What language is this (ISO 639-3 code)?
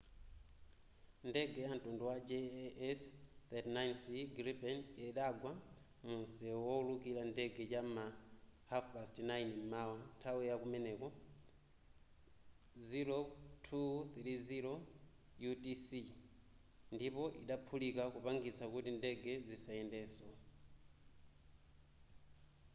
nya